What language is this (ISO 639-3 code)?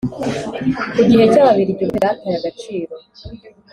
kin